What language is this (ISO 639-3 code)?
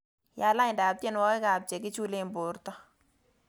kln